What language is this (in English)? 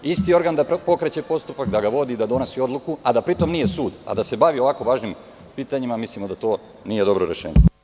Serbian